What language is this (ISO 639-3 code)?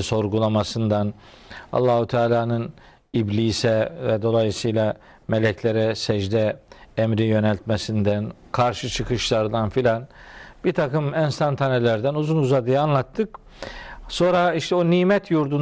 tur